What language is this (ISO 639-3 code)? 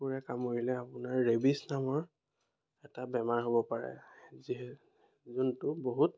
asm